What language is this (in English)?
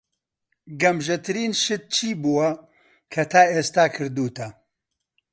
Central Kurdish